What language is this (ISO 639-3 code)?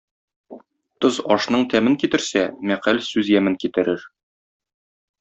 tat